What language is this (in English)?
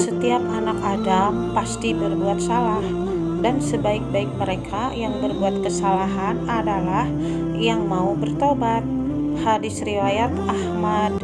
Indonesian